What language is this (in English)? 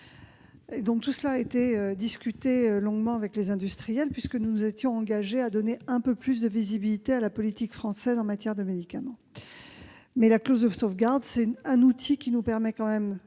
French